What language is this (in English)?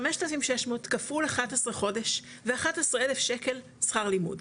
Hebrew